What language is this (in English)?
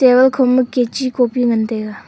Wancho Naga